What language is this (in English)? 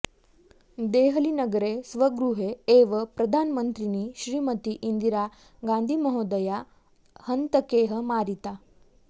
Sanskrit